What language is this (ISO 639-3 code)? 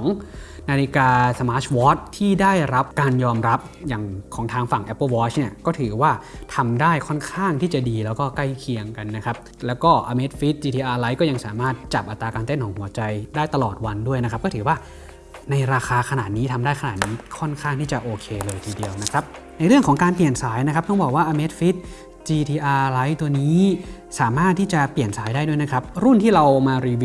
tha